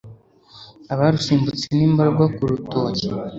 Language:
Kinyarwanda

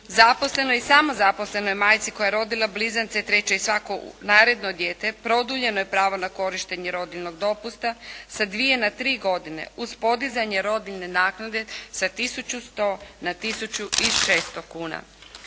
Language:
Croatian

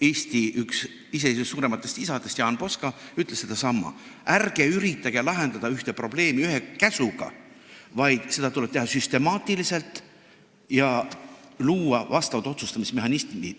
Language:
Estonian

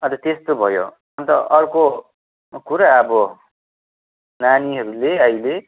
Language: Nepali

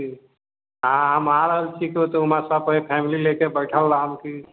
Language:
Maithili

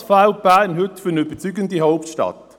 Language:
Swiss German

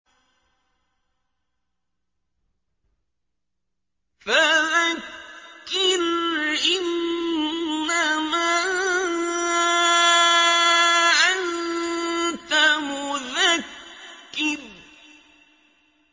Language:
Arabic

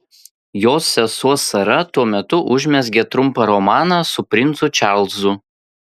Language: Lithuanian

